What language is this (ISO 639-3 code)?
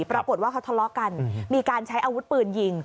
tha